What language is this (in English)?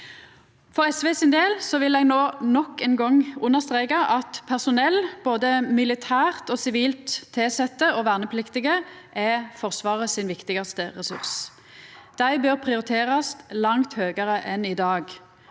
Norwegian